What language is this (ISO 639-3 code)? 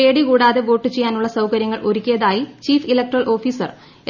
mal